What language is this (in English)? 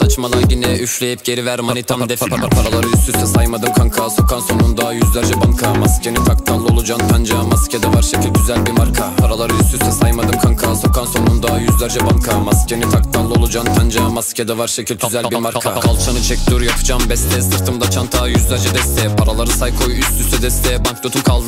Turkish